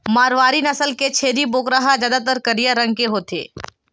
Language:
Chhattisgarhi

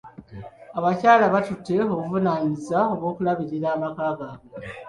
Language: Ganda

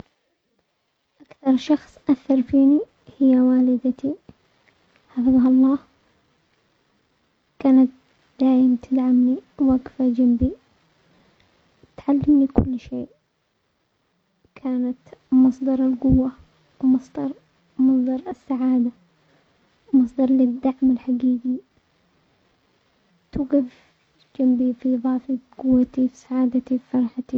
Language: Omani Arabic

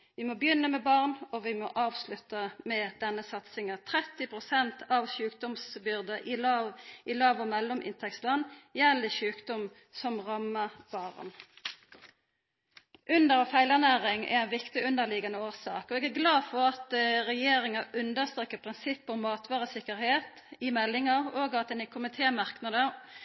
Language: Norwegian Nynorsk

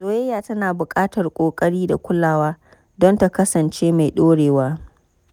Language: Hausa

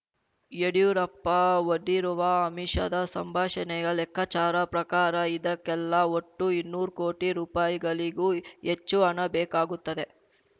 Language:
Kannada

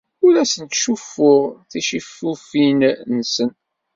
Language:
Kabyle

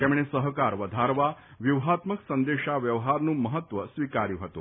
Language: Gujarati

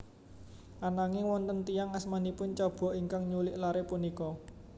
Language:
Javanese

